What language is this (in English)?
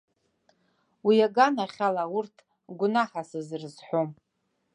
Abkhazian